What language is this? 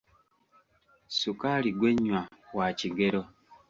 Ganda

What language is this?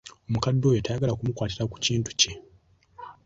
Ganda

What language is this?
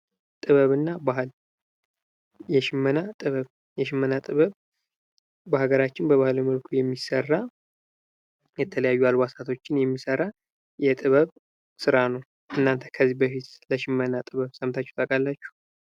Amharic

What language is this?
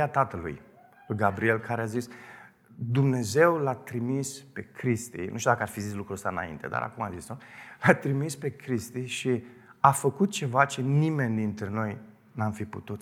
Romanian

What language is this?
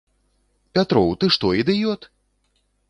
Belarusian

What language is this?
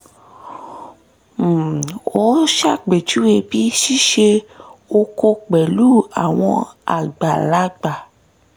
Yoruba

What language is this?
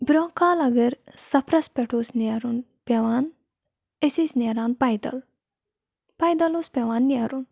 Kashmiri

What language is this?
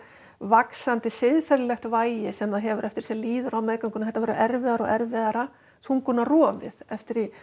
Icelandic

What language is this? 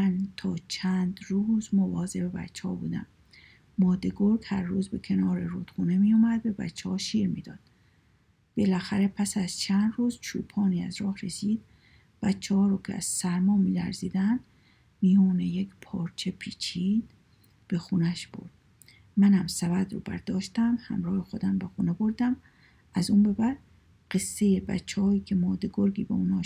Persian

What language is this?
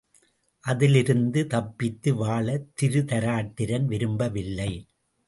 Tamil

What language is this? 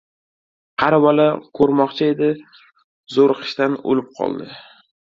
Uzbek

